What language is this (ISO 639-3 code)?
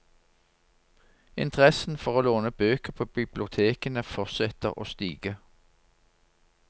nor